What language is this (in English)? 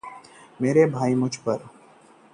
Hindi